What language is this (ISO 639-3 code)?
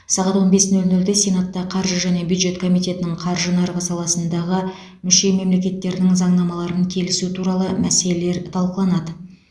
kaz